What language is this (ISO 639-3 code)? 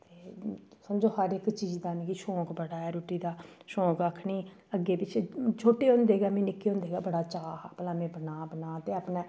doi